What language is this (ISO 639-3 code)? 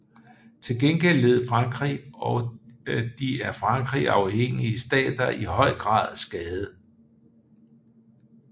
dan